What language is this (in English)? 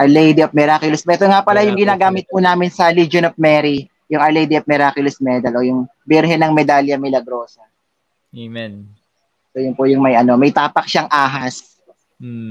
Filipino